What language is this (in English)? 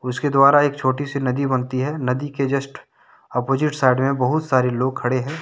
Hindi